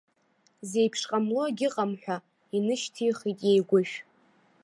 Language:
Abkhazian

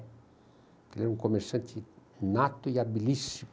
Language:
Portuguese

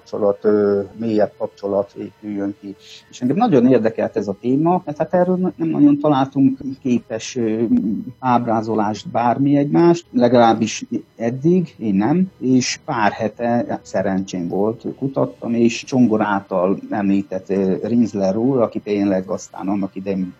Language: Hungarian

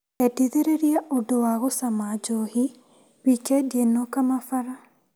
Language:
Kikuyu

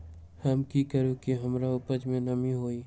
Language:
Magahi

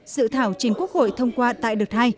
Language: Vietnamese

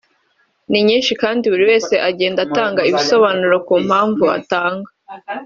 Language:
Kinyarwanda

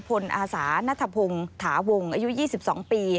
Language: Thai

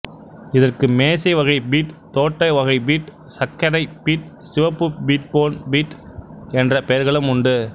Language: Tamil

